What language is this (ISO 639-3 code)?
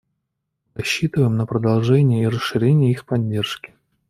rus